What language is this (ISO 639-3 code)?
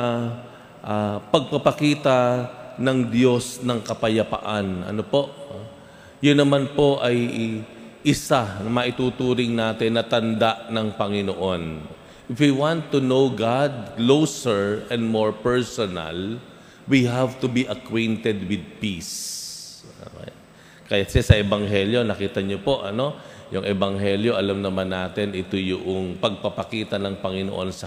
fil